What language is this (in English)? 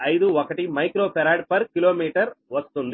Telugu